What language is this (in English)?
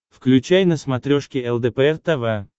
Russian